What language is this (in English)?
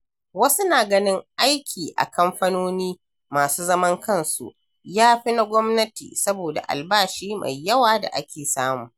Hausa